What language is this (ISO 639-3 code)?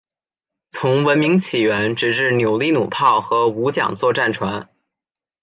zho